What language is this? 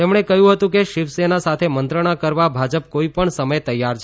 Gujarati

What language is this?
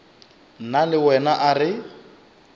Northern Sotho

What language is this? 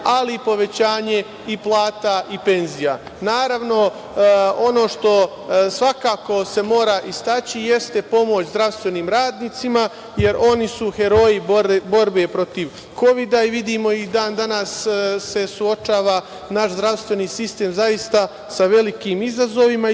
Serbian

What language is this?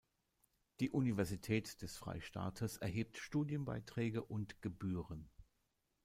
German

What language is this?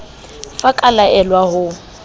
Southern Sotho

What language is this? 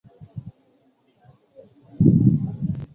Swahili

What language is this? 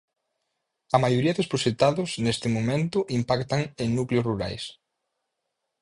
Galician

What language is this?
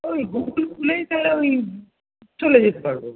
Bangla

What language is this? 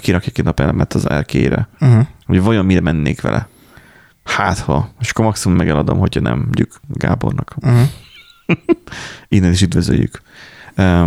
Hungarian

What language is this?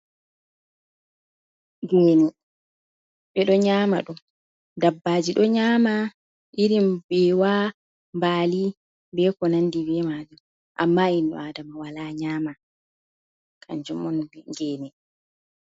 Fula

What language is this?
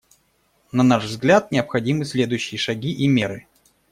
Russian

